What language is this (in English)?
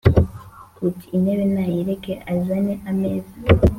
Kinyarwanda